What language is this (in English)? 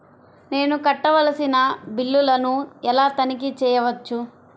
Telugu